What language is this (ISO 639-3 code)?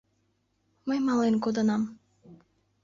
chm